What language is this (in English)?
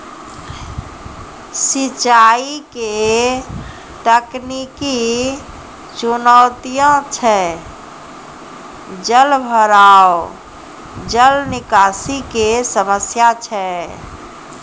Maithili